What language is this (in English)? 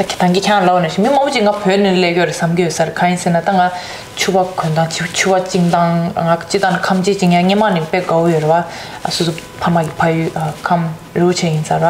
Korean